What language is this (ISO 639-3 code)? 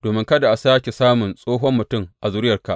hau